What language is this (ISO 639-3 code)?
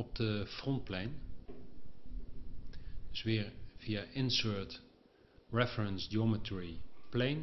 nld